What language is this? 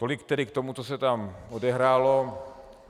Czech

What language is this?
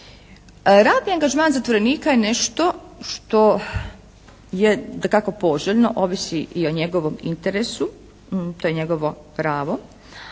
Croatian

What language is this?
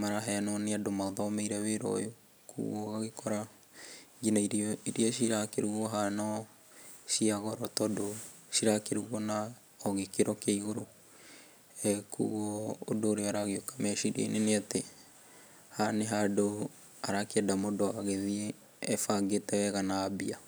Kikuyu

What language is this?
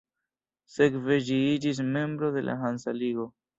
Esperanto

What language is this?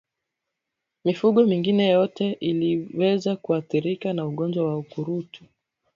Swahili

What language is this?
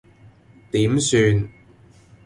Cantonese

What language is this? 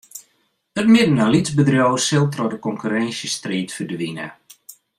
Western Frisian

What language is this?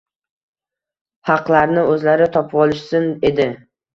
Uzbek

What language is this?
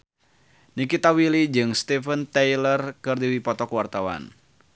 Sundanese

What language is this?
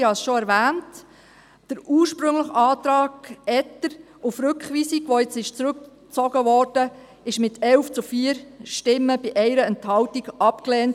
Swiss German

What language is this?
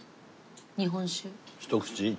Japanese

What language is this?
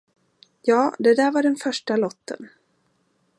Swedish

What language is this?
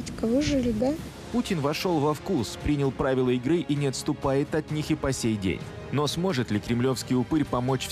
Russian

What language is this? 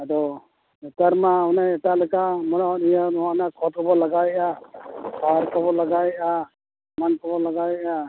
Santali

